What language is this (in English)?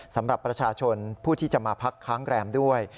Thai